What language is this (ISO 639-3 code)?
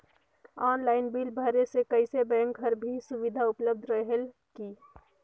hne